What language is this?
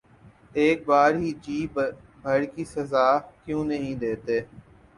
Urdu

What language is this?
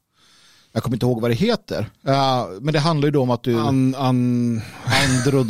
Swedish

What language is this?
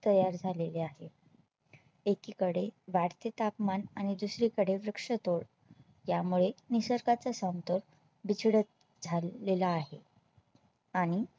Marathi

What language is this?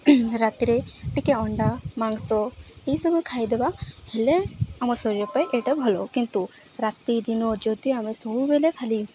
Odia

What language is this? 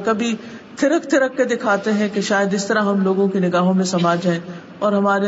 Urdu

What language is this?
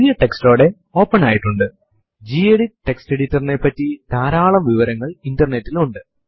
Malayalam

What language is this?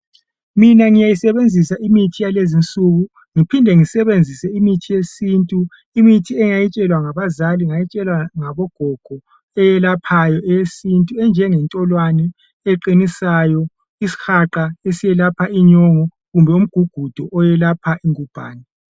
North Ndebele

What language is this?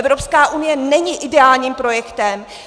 Czech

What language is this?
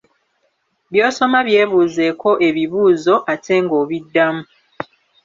Ganda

